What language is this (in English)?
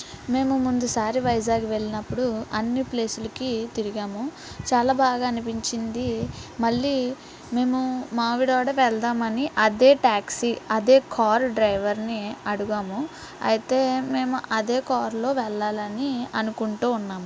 Telugu